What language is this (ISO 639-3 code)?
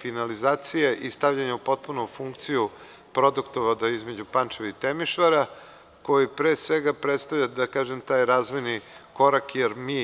srp